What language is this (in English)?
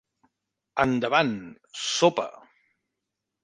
Catalan